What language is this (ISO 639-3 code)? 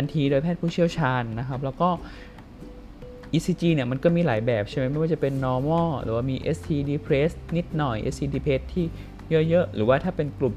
tha